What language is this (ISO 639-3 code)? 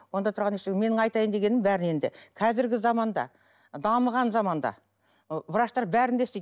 kaz